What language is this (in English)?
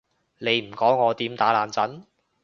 Cantonese